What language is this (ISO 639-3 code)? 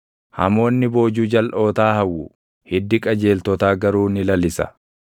orm